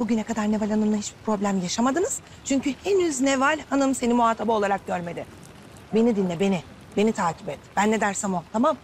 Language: Turkish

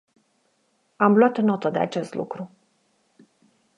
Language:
Romanian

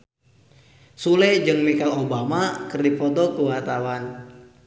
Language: Sundanese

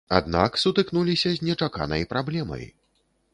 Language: Belarusian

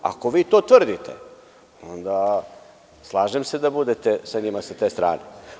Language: Serbian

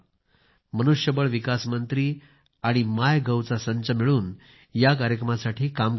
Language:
Marathi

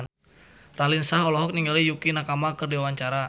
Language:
Sundanese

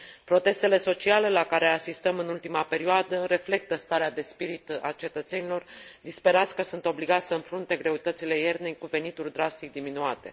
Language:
Romanian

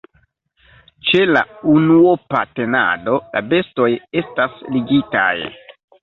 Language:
Esperanto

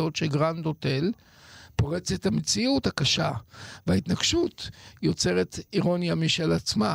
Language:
Hebrew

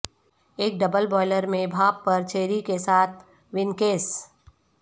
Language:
Urdu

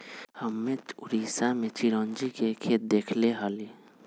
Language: Magahi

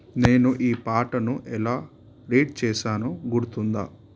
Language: Telugu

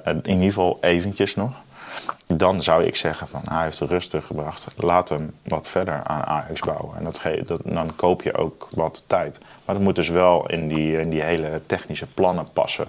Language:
Dutch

